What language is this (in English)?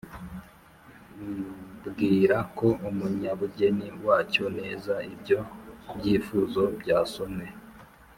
Kinyarwanda